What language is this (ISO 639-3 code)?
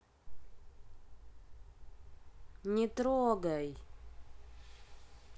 rus